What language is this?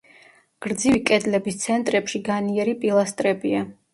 Georgian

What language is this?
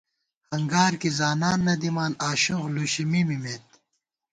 Gawar-Bati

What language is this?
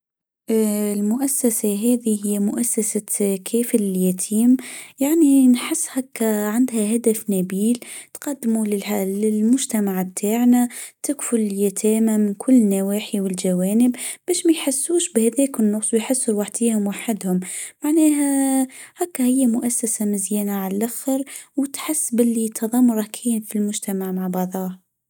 Tunisian Arabic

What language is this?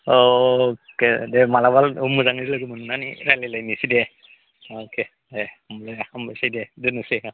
Bodo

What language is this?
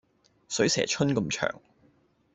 Cantonese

